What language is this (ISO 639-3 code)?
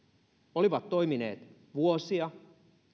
fin